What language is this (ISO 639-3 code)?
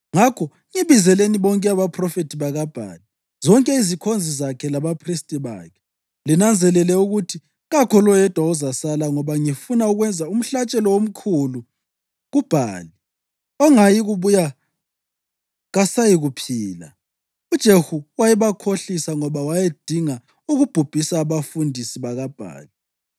nde